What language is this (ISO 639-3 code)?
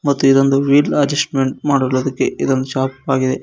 kan